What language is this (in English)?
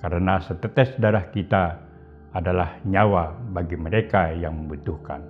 Indonesian